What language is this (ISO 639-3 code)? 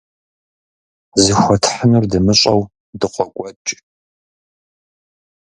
kbd